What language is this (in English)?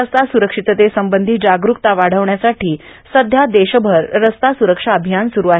Marathi